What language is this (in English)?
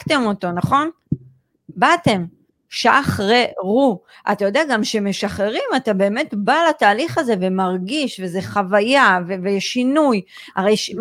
Hebrew